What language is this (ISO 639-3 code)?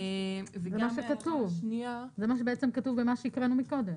heb